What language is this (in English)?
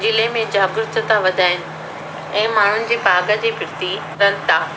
Sindhi